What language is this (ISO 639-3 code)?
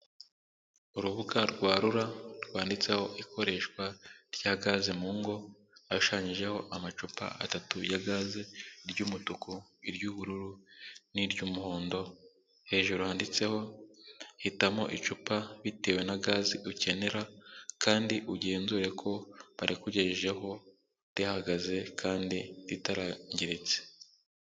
kin